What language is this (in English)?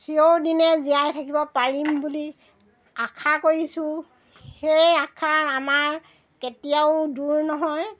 Assamese